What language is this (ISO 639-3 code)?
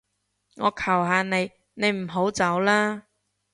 yue